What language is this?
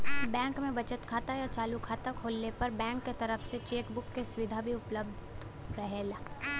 Bhojpuri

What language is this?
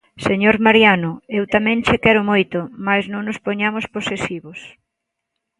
Galician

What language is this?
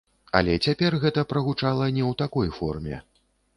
Belarusian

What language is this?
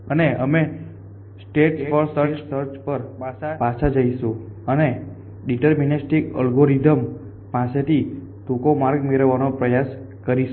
Gujarati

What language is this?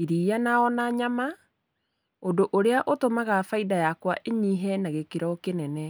Kikuyu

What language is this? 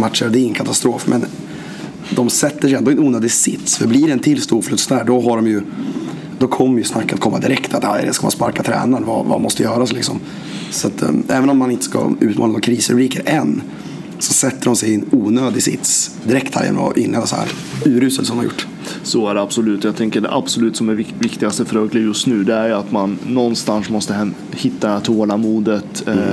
Swedish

